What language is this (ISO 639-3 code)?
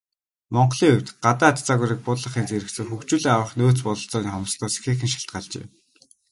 mon